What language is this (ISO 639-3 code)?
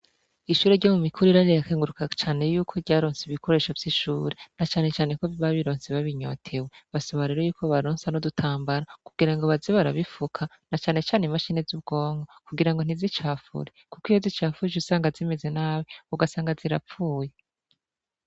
run